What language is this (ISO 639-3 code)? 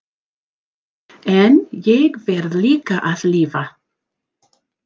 isl